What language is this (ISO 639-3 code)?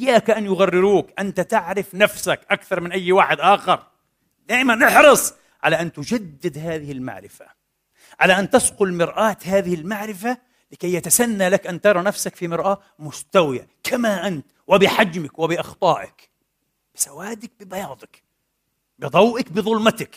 ara